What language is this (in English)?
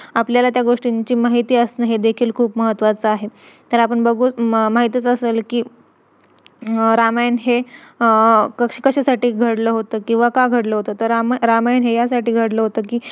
Marathi